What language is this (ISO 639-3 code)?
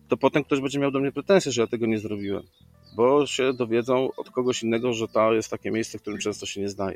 pol